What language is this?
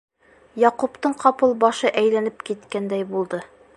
Bashkir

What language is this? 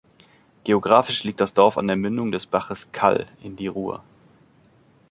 German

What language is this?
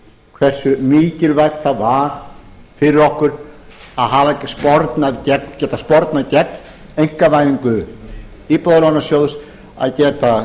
Icelandic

